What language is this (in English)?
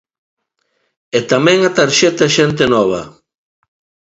Galician